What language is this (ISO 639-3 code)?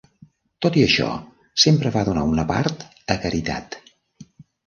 cat